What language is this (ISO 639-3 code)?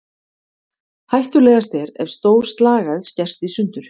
isl